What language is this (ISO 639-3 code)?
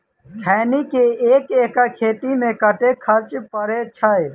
mai